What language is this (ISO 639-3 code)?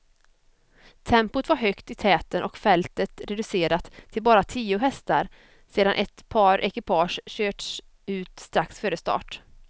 swe